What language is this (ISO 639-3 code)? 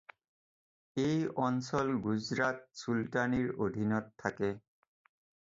asm